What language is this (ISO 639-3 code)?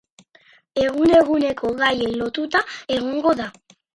eus